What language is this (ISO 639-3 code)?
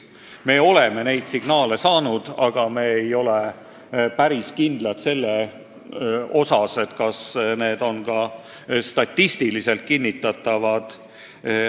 est